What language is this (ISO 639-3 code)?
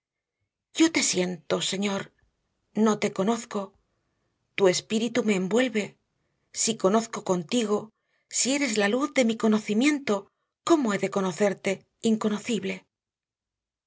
spa